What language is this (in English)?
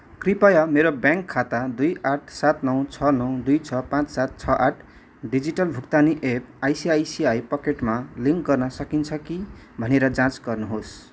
Nepali